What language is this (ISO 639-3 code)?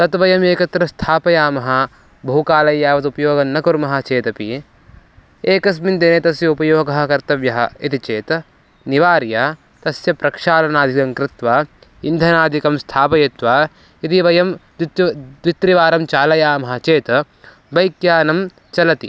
san